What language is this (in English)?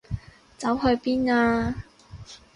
Cantonese